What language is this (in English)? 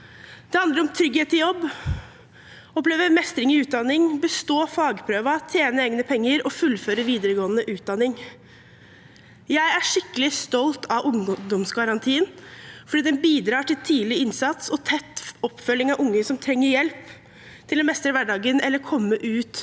Norwegian